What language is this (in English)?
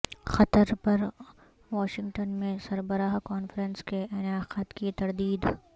Urdu